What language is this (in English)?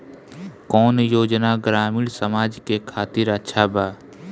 Bhojpuri